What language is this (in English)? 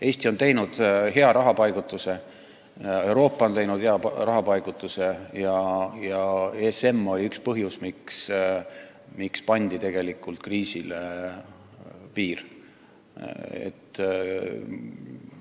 Estonian